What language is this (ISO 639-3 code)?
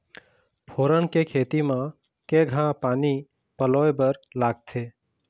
hne